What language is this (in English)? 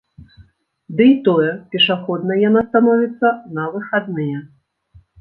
Belarusian